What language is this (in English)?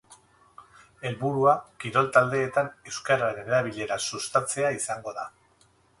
Basque